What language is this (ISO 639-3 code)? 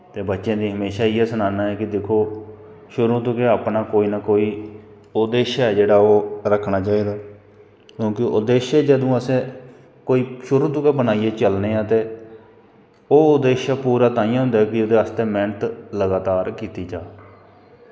doi